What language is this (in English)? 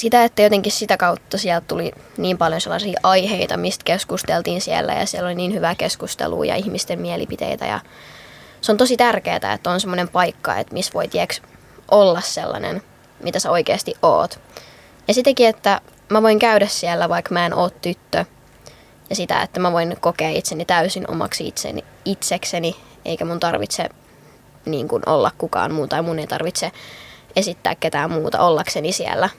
Finnish